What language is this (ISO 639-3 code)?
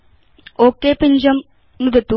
san